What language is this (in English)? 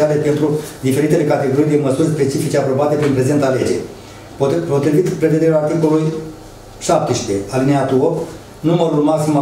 Romanian